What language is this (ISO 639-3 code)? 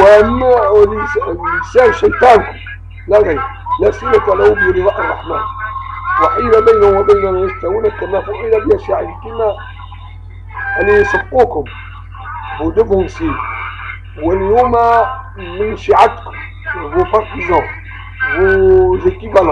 ara